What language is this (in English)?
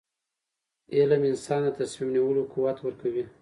Pashto